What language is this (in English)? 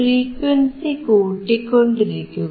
Malayalam